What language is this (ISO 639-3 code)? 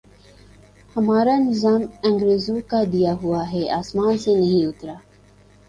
urd